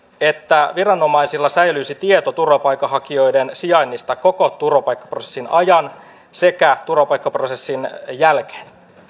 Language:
Finnish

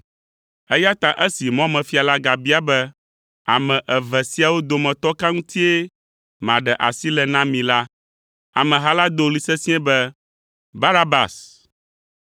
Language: Ewe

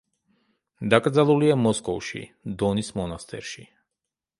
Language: Georgian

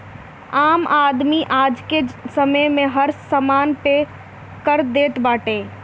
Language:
Bhojpuri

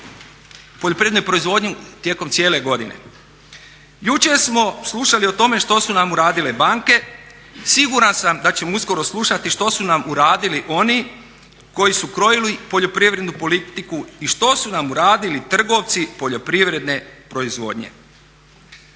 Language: Croatian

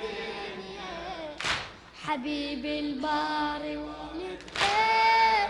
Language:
Arabic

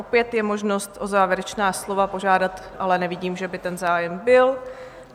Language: Czech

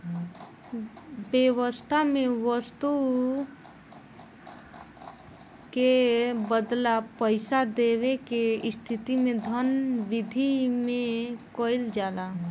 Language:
Bhojpuri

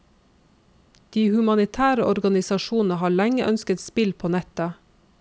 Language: Norwegian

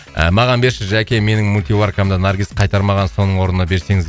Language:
Kazakh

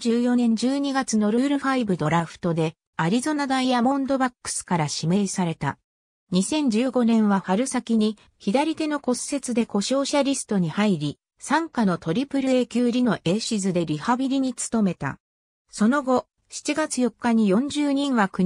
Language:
Japanese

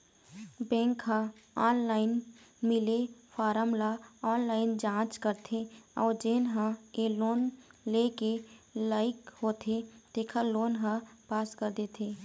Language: Chhattisgarhi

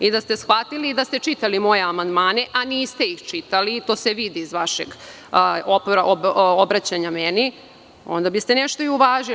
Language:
Serbian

